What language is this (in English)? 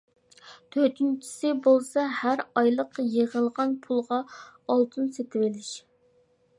Uyghur